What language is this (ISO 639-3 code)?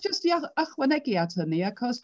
cym